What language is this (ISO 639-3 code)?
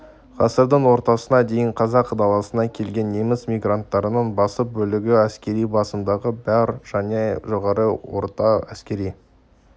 kaz